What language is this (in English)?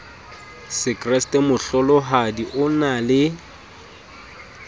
Southern Sotho